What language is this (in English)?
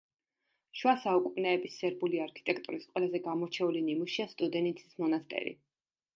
Georgian